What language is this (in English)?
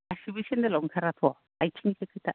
Bodo